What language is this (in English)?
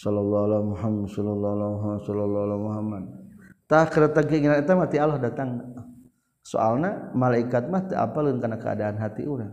Malay